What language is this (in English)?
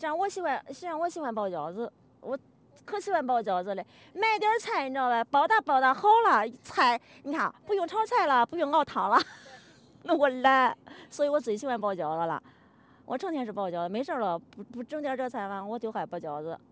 Chinese